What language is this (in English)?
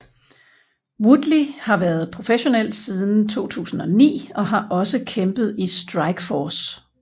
Danish